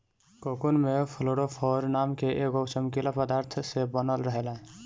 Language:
Bhojpuri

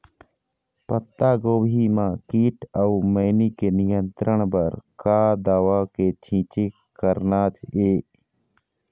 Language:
Chhattisgarhi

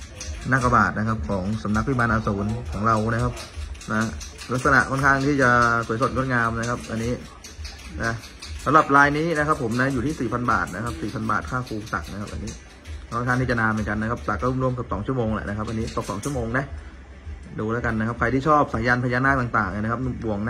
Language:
Thai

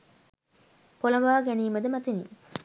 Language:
Sinhala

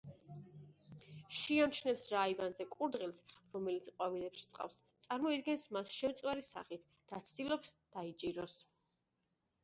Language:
Georgian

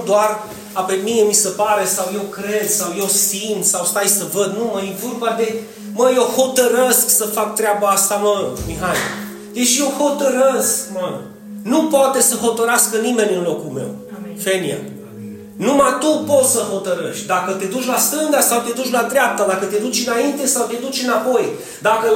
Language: Romanian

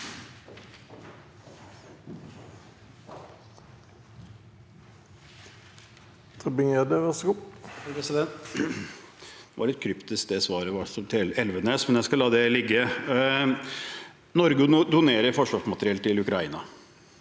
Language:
Norwegian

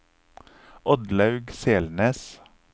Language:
Norwegian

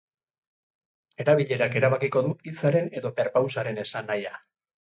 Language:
Basque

